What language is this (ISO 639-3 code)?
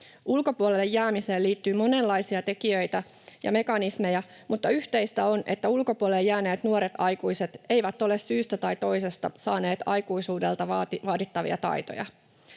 fin